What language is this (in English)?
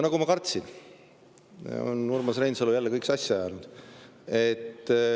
Estonian